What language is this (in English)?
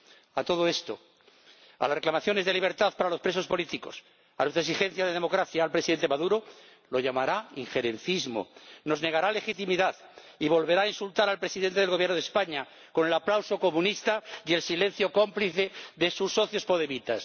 Spanish